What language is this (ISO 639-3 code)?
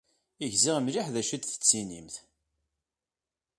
kab